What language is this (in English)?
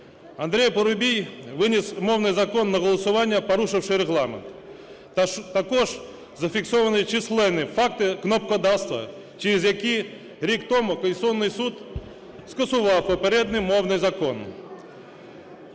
Ukrainian